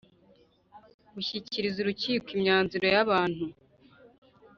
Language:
Kinyarwanda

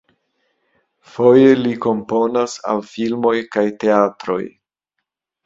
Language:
Esperanto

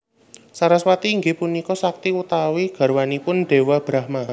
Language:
Javanese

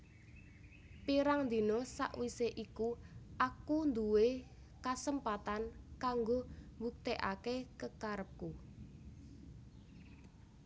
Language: Javanese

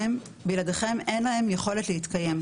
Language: Hebrew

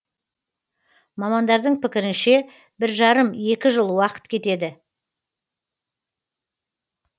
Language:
Kazakh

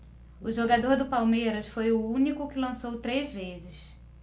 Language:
Portuguese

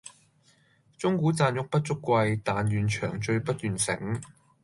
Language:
Cantonese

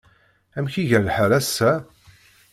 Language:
Kabyle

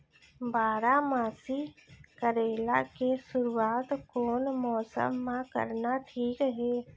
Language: Chhattisgarhi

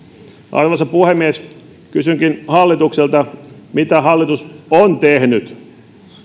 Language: Finnish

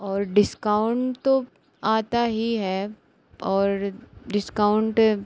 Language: Hindi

